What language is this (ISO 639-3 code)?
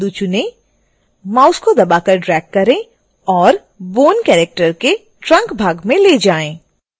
hin